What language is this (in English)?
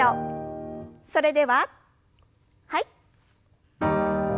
Japanese